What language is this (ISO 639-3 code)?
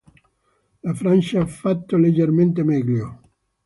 ita